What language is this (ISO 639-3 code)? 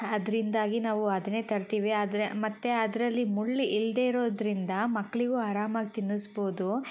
kan